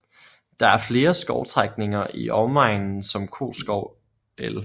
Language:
Danish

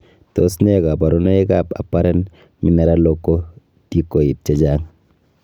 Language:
Kalenjin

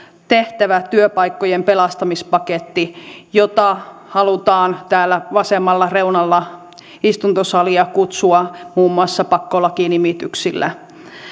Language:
Finnish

